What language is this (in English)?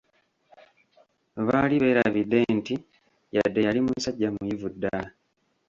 Ganda